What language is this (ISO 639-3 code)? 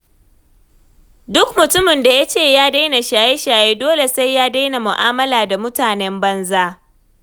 hau